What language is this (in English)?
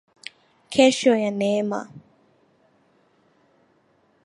Swahili